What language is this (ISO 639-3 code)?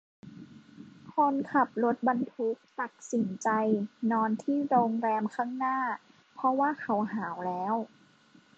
tha